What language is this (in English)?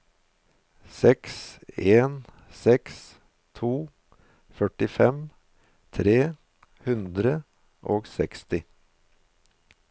Norwegian